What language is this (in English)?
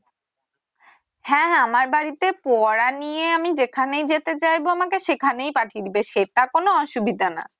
Bangla